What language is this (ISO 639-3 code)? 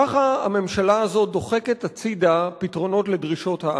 heb